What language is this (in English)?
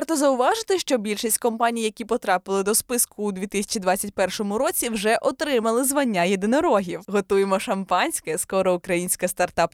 Ukrainian